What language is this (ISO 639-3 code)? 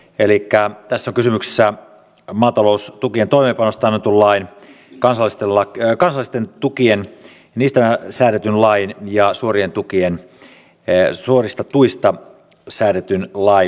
fin